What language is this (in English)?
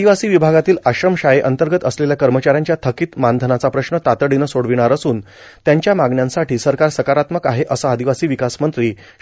Marathi